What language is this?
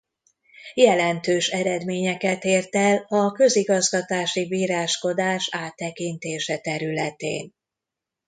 Hungarian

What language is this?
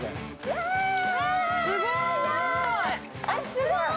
Japanese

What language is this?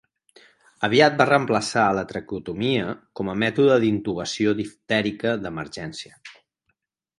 Catalan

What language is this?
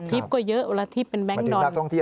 Thai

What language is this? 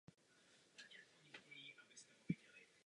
Czech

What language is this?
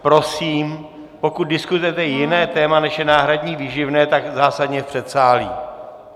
Czech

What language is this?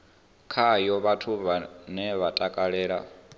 Venda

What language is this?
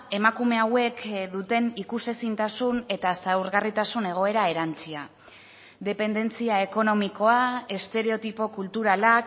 Basque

